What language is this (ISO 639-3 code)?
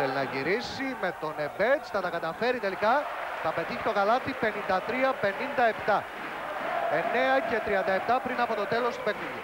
ell